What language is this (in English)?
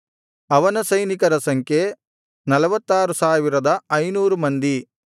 Kannada